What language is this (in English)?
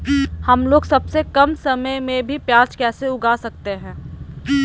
Magahi